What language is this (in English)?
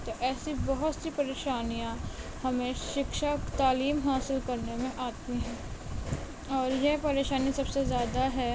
Urdu